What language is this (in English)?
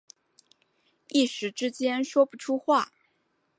Chinese